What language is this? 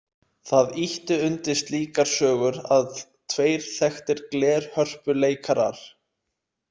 Icelandic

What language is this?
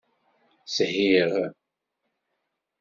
Kabyle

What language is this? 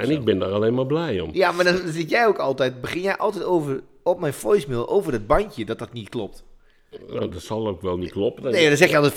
Dutch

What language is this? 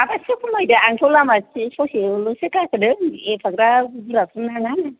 Bodo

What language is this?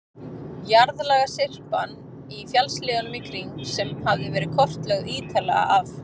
Icelandic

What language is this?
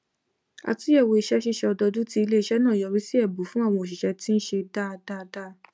Yoruba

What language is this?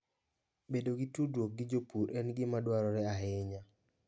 Luo (Kenya and Tanzania)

